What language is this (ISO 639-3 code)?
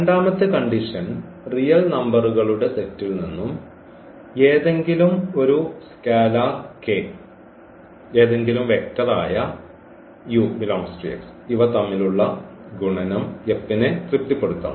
mal